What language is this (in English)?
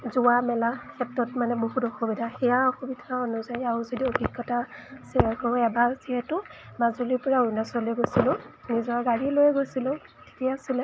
Assamese